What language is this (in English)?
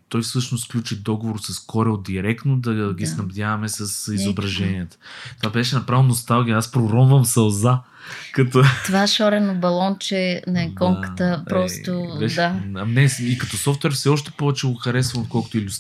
Bulgarian